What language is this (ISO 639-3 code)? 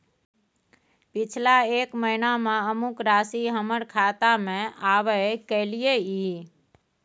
mai